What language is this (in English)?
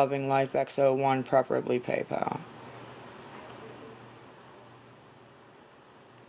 English